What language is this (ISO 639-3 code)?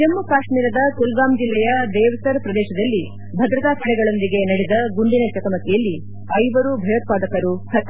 kan